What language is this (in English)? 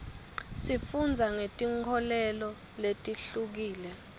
Swati